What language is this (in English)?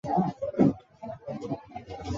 Chinese